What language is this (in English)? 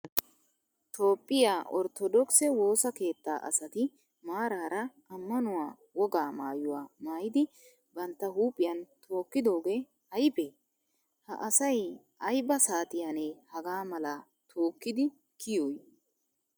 Wolaytta